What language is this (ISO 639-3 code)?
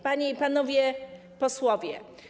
pol